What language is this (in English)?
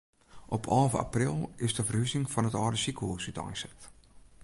Western Frisian